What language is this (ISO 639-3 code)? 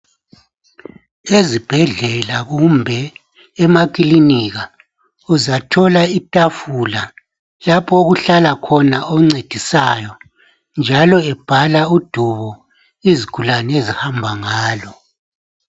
nde